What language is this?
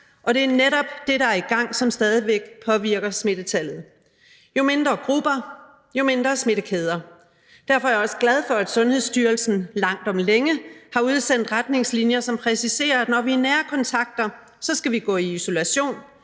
Danish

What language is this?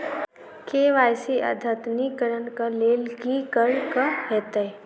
Maithili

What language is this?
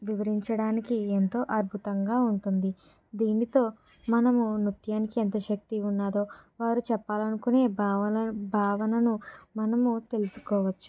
Telugu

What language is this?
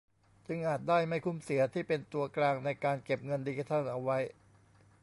Thai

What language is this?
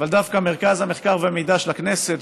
Hebrew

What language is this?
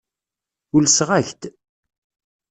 Kabyle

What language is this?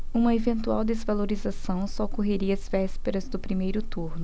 Portuguese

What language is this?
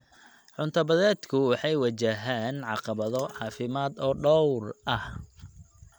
Somali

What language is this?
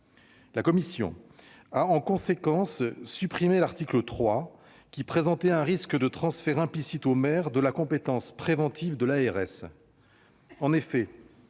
French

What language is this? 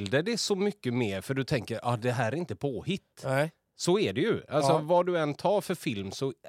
Swedish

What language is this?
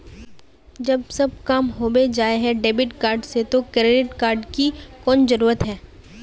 Magahi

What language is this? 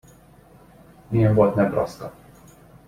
Hungarian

